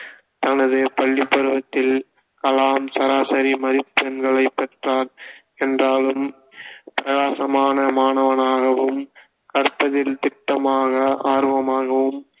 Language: Tamil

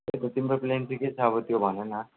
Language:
Nepali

